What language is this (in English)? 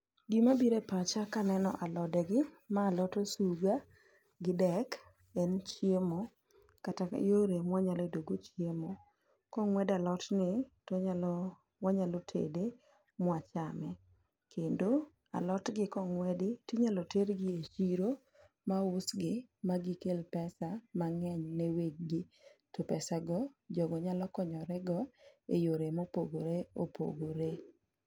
Luo (Kenya and Tanzania)